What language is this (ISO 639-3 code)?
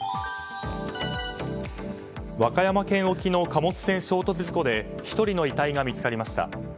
jpn